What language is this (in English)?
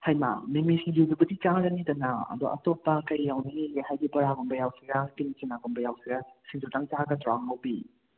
Manipuri